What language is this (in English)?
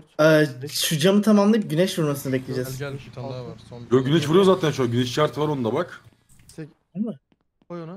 Turkish